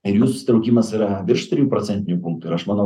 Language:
Lithuanian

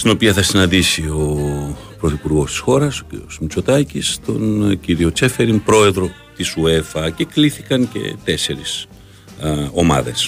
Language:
Greek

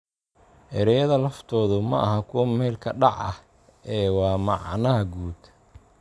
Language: Somali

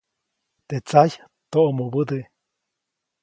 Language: Copainalá Zoque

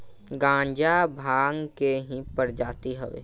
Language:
Bhojpuri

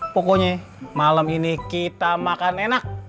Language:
Indonesian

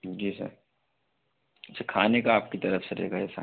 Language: Hindi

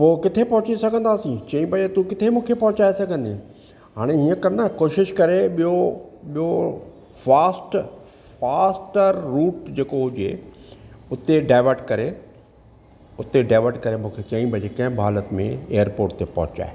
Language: Sindhi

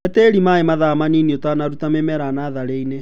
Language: Kikuyu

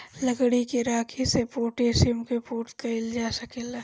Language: Bhojpuri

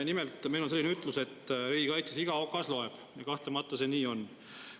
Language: Estonian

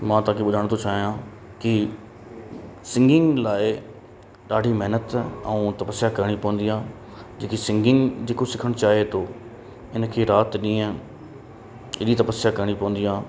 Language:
Sindhi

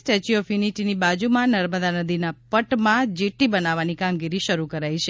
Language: Gujarati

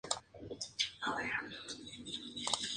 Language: Spanish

